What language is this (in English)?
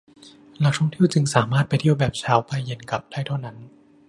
Thai